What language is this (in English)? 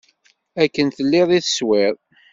Kabyle